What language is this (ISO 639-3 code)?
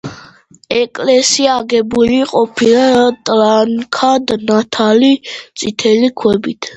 kat